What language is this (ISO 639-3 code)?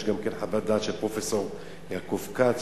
heb